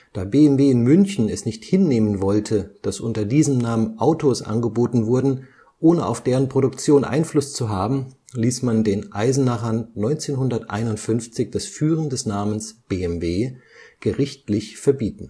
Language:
German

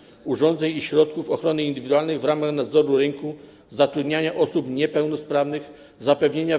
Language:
Polish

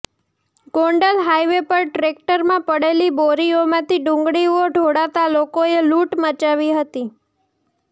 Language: Gujarati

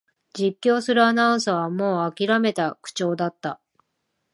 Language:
Japanese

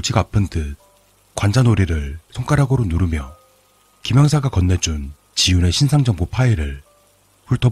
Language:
Korean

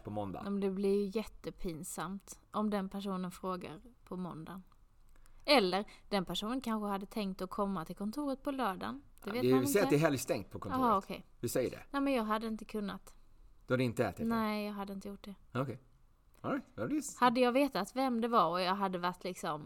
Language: Swedish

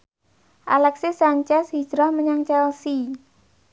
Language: Javanese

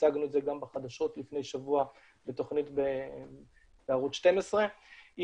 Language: Hebrew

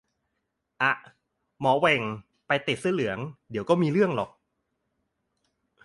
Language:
Thai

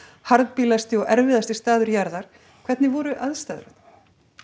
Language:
Icelandic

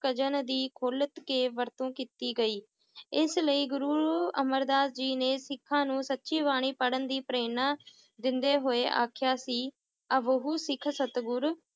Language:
Punjabi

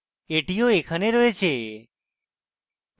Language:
Bangla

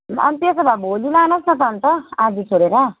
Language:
Nepali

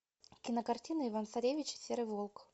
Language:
Russian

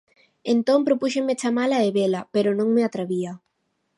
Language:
Galician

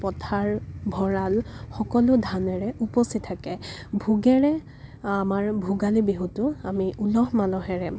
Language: Assamese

